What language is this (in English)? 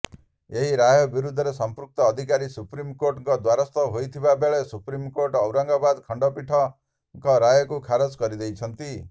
Odia